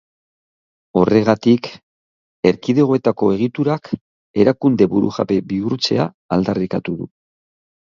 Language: Basque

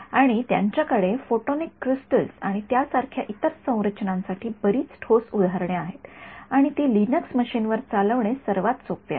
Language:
Marathi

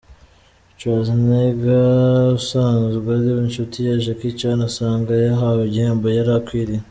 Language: Kinyarwanda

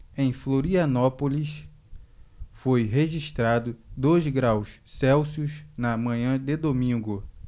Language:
Portuguese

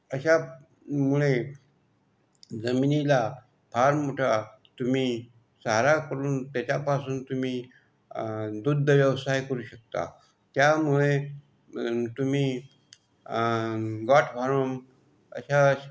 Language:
Marathi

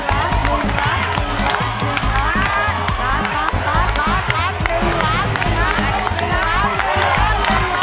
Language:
Thai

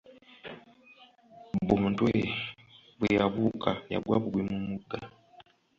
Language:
Ganda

